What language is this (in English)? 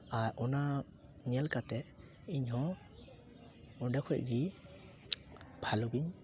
Santali